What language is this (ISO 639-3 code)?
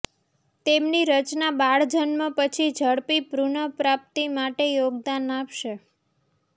guj